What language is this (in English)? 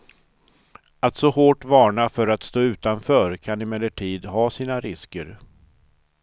Swedish